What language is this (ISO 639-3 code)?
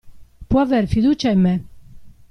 ita